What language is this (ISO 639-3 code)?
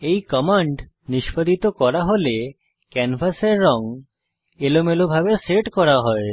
ben